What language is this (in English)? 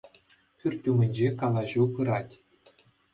Chuvash